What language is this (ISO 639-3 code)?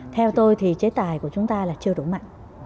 vie